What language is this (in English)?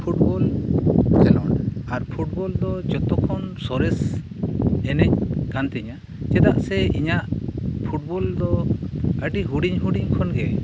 Santali